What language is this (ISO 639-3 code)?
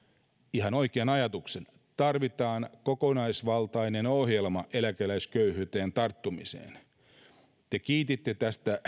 fin